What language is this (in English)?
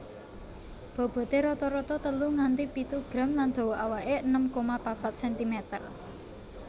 Javanese